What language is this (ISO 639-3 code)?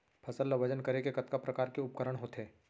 hne